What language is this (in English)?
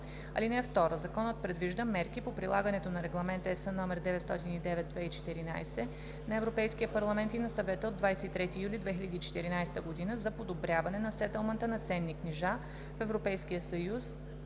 Bulgarian